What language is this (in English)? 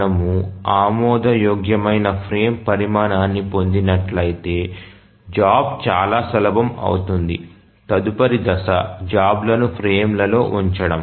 Telugu